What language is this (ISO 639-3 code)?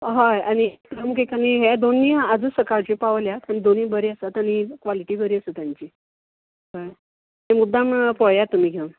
kok